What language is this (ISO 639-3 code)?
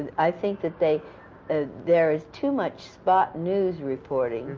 eng